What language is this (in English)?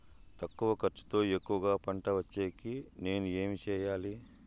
Telugu